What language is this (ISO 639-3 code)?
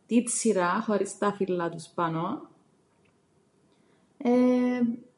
ell